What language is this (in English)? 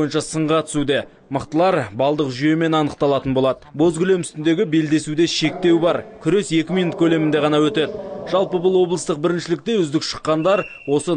Turkish